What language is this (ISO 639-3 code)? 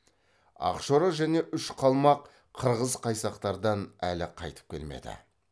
kaz